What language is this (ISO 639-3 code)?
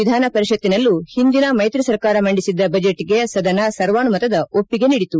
kan